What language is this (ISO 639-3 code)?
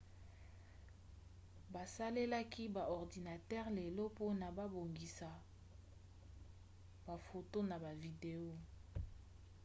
lin